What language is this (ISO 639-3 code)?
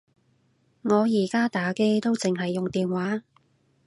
yue